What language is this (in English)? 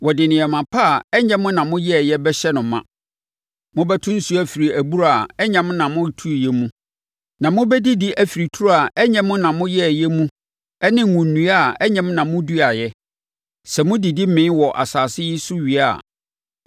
Akan